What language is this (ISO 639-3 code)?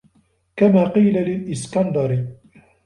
ara